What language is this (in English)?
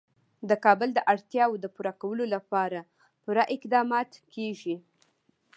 Pashto